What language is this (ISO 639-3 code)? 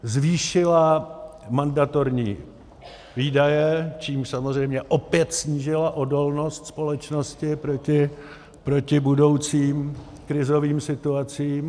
ces